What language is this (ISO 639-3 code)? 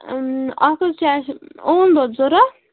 kas